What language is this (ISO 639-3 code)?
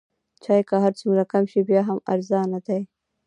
pus